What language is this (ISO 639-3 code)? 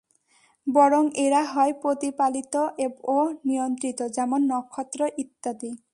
ben